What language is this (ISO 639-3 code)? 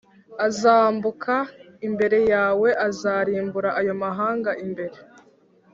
kin